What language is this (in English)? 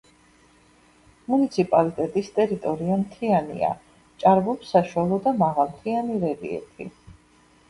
Georgian